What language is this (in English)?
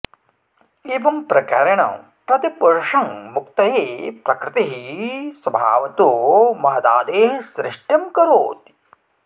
Sanskrit